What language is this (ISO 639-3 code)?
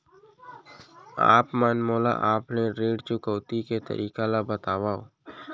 hne